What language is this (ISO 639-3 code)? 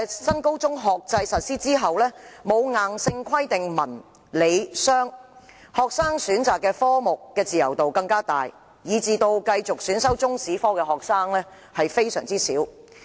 yue